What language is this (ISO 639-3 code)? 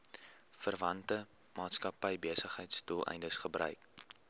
afr